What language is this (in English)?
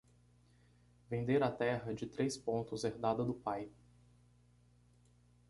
Portuguese